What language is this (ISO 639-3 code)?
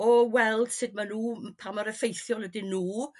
cym